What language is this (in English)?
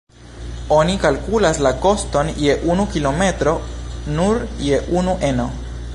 Esperanto